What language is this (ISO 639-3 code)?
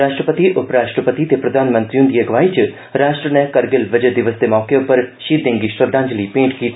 doi